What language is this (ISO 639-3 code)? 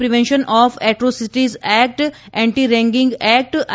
guj